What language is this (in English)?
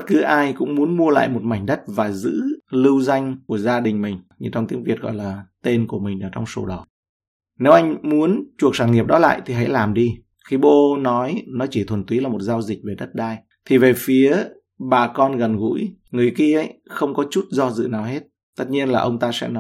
Vietnamese